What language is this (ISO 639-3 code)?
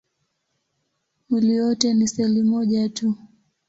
swa